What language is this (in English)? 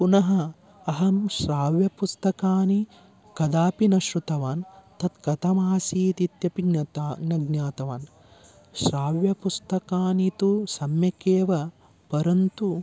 Sanskrit